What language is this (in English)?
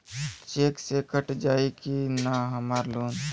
Bhojpuri